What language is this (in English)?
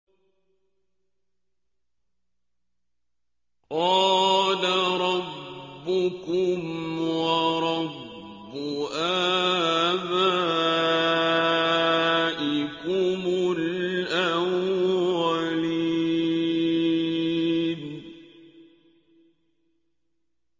Arabic